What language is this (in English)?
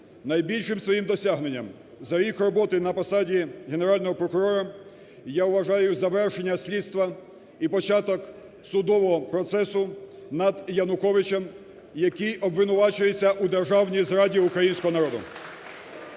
Ukrainian